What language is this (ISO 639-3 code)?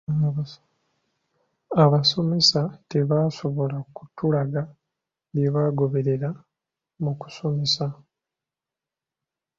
lug